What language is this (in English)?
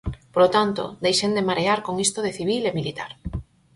Galician